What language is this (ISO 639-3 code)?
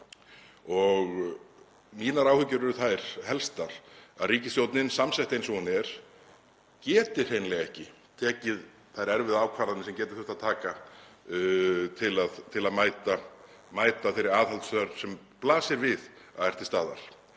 isl